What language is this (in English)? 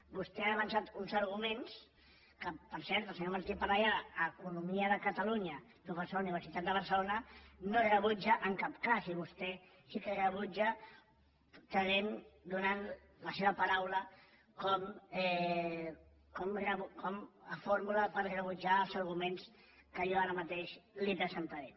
Catalan